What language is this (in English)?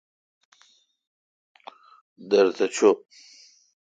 Kalkoti